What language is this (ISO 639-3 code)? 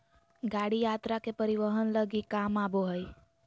mag